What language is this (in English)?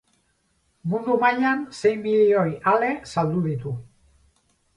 Basque